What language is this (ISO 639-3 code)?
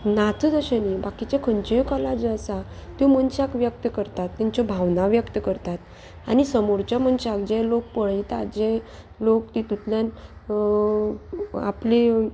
kok